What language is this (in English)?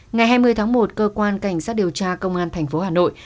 Vietnamese